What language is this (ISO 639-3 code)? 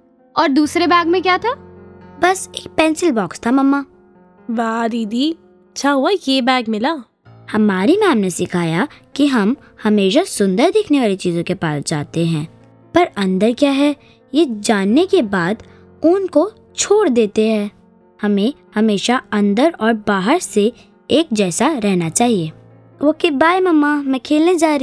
hin